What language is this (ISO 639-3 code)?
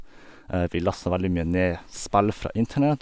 nor